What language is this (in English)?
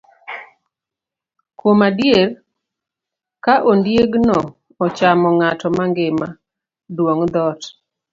Luo (Kenya and Tanzania)